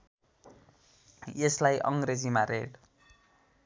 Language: Nepali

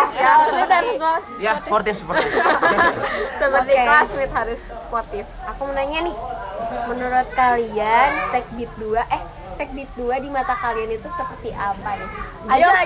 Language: Indonesian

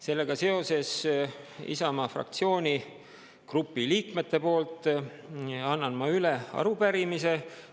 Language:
Estonian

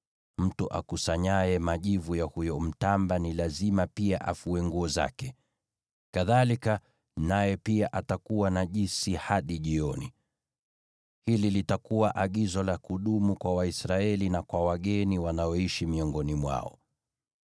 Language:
Swahili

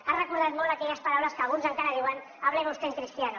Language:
Catalan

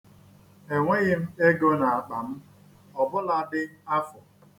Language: Igbo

